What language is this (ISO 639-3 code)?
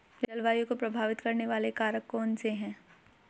hin